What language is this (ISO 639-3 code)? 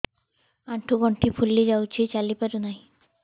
ori